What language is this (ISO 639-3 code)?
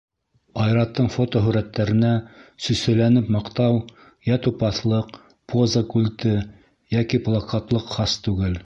bak